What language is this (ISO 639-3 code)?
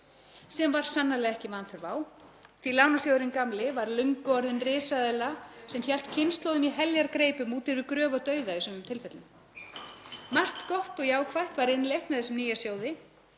isl